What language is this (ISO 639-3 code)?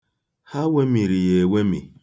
ibo